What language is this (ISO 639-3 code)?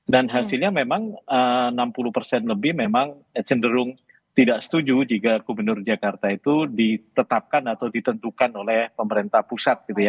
ind